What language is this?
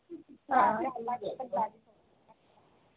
Dogri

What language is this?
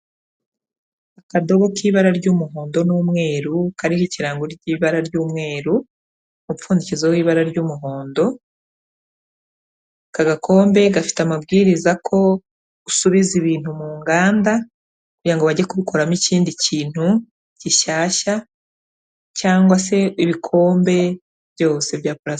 Kinyarwanda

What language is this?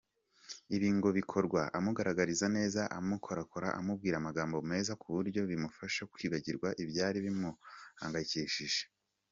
Kinyarwanda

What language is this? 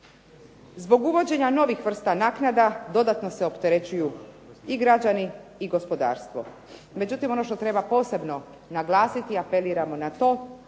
Croatian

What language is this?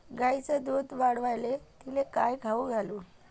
Marathi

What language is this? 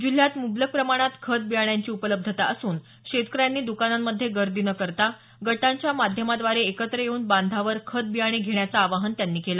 Marathi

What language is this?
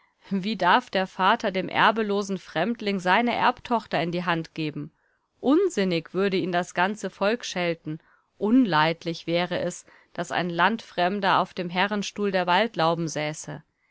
German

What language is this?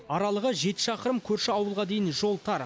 Kazakh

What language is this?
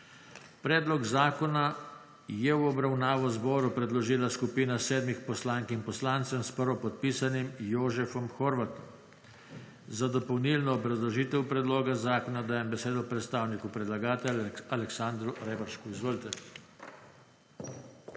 Slovenian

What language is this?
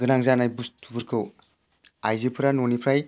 Bodo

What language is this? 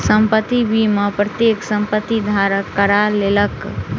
Maithili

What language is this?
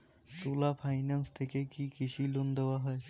Bangla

